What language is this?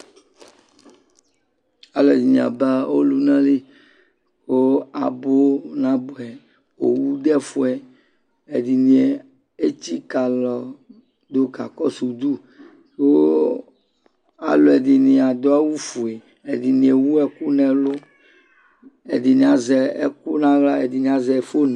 Ikposo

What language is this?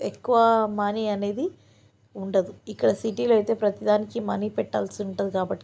Telugu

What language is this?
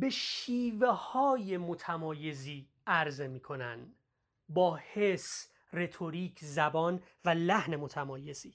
Persian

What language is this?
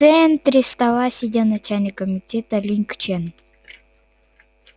Russian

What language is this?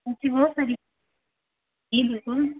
Hindi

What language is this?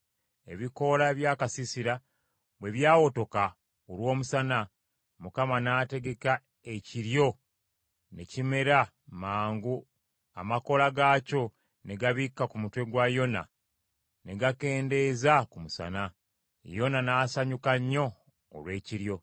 Ganda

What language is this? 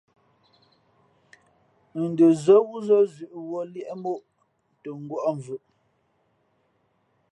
Fe'fe'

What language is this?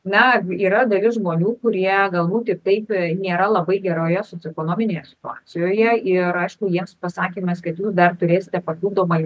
Lithuanian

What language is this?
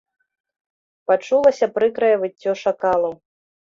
Belarusian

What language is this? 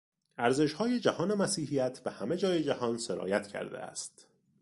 Persian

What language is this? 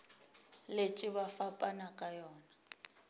Northern Sotho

